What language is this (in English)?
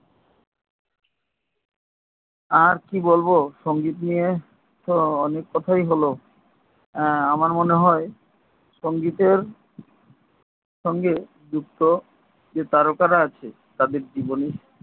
Bangla